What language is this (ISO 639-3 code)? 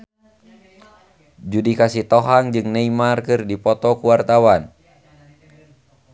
sun